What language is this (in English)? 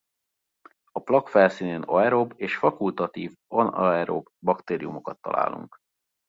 Hungarian